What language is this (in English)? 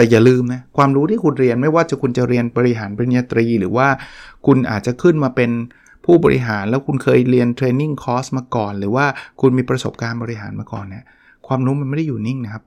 Thai